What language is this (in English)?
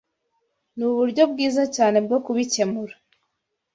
Kinyarwanda